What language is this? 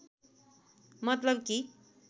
Nepali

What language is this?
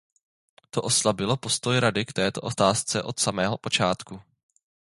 Czech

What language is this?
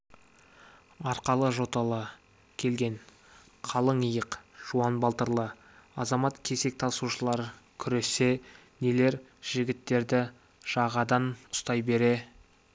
Kazakh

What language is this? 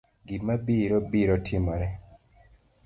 Luo (Kenya and Tanzania)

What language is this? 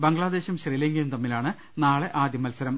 Malayalam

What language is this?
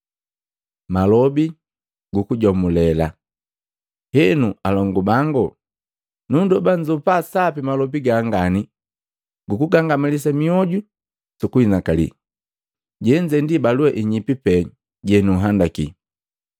Matengo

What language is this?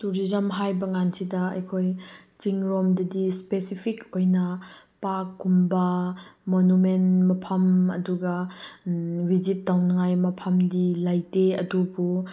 Manipuri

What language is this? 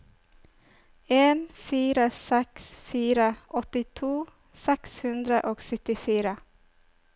Norwegian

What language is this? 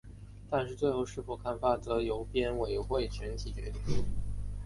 Chinese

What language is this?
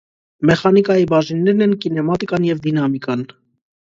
Armenian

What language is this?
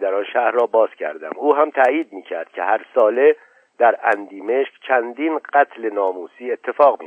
Persian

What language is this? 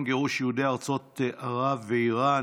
Hebrew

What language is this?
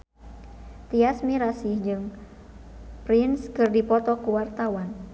Sundanese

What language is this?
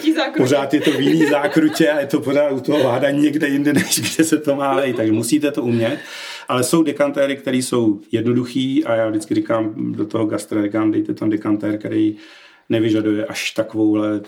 Czech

